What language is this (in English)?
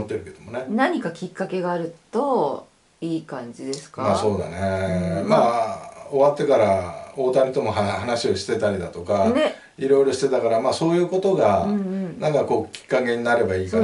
Japanese